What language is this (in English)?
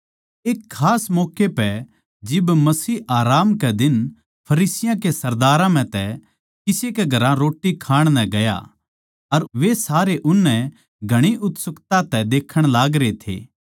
Haryanvi